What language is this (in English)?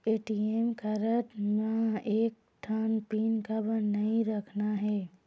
Chhattisgarhi